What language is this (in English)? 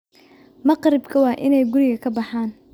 Somali